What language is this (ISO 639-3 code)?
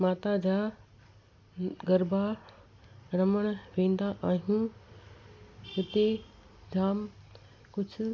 snd